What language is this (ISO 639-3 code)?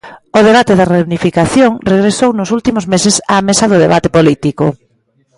glg